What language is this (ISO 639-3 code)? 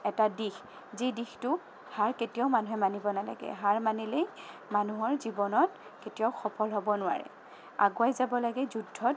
asm